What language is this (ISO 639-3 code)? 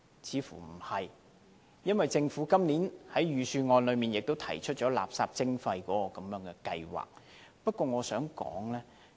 yue